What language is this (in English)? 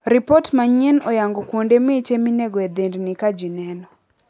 Luo (Kenya and Tanzania)